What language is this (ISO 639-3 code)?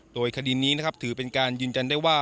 tha